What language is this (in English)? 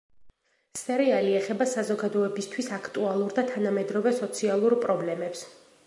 Georgian